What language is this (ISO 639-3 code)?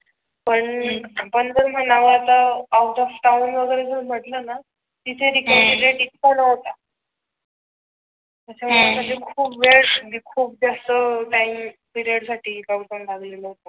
mar